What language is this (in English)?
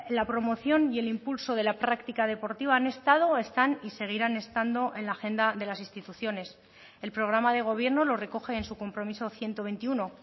Spanish